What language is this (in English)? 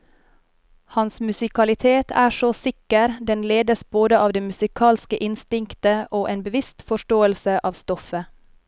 Norwegian